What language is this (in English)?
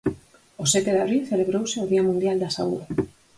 Galician